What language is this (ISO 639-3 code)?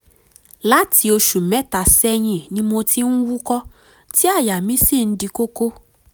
yor